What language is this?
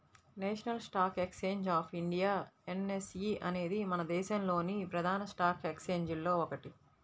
Telugu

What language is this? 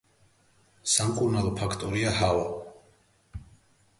Georgian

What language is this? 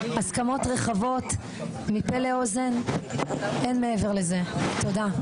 Hebrew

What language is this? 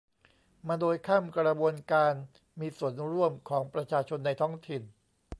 Thai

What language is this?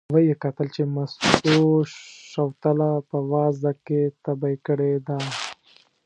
Pashto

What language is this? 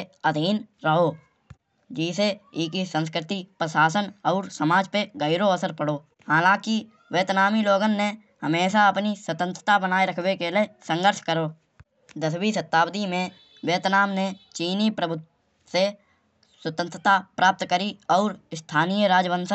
Kanauji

